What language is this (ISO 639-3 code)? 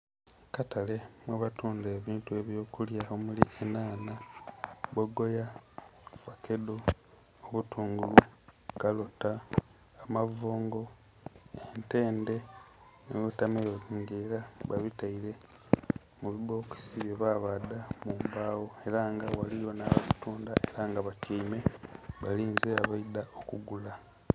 xog